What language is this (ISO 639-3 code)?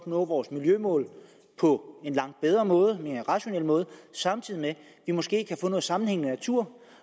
dan